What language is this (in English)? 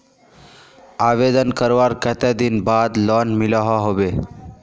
Magahi